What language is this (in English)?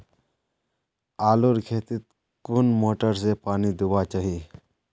Magahi